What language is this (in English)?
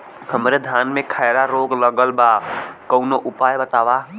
Bhojpuri